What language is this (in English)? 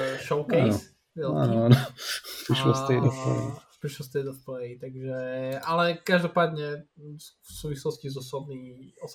Slovak